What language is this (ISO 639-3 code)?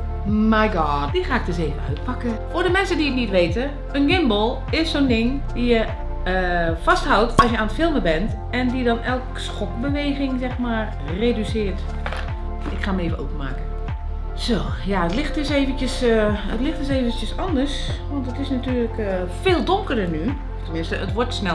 nld